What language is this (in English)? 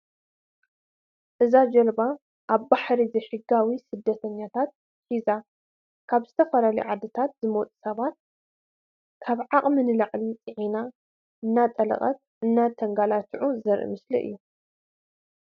Tigrinya